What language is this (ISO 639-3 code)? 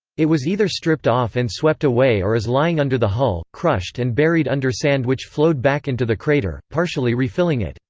eng